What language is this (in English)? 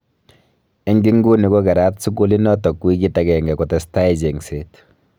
Kalenjin